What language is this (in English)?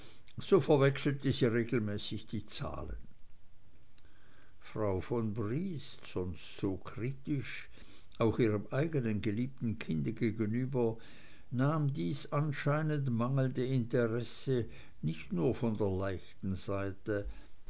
German